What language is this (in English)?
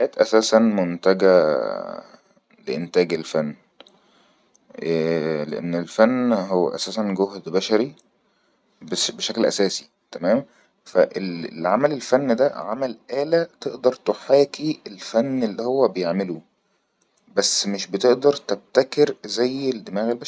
Egyptian Arabic